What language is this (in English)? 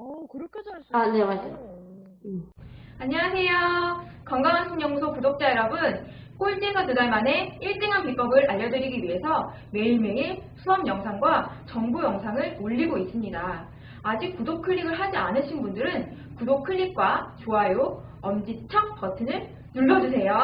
Korean